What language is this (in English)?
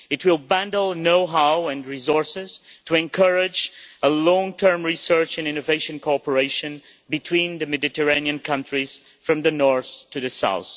English